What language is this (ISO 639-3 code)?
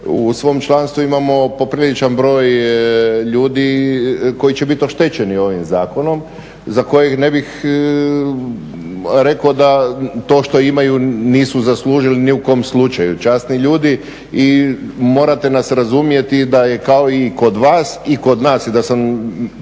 hrv